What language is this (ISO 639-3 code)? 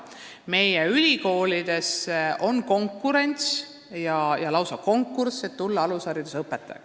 est